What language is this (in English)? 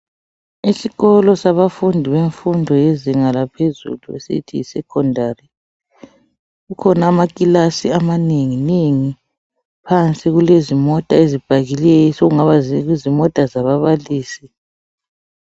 North Ndebele